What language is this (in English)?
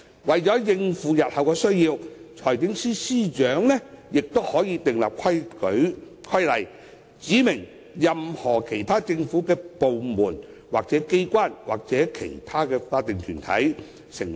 Cantonese